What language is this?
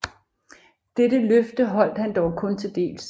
Danish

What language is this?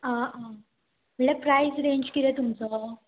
Konkani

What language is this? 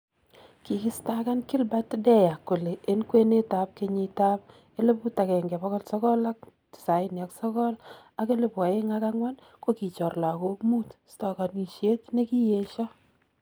Kalenjin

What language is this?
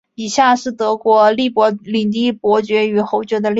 Chinese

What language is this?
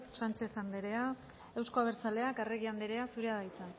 Basque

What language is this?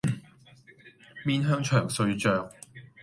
Cantonese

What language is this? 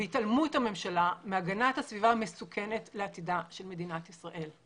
Hebrew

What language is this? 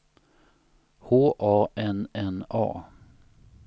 Swedish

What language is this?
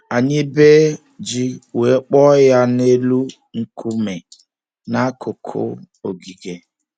Igbo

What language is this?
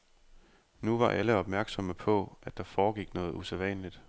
Danish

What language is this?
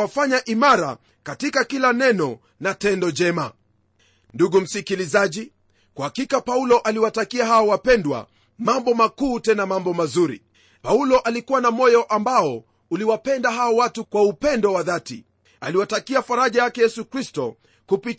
Swahili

